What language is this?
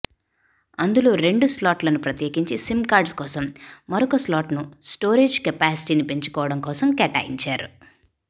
Telugu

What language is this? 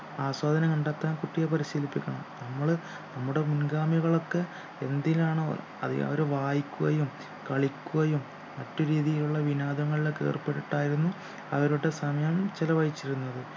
Malayalam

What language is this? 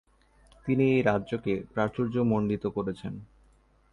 Bangla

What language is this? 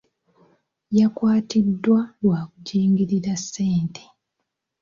Ganda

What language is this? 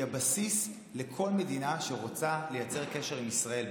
Hebrew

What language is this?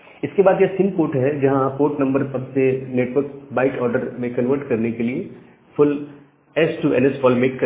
Hindi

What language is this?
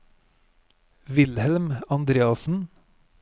Norwegian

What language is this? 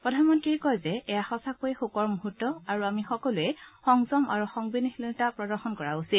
Assamese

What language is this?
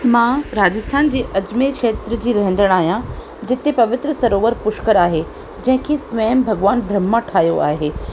Sindhi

